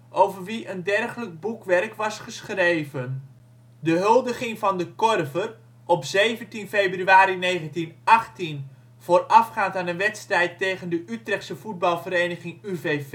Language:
Dutch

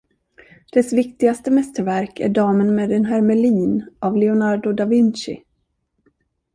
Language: Swedish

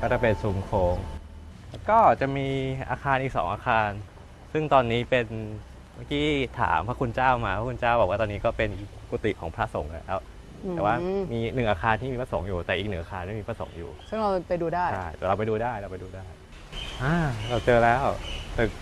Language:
Thai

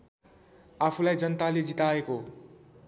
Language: Nepali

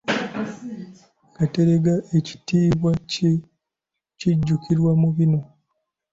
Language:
Ganda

